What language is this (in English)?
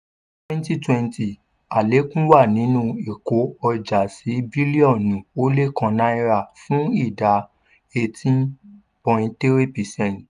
Yoruba